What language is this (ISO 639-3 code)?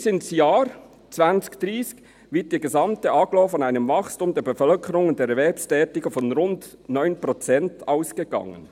gsw